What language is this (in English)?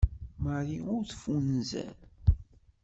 Kabyle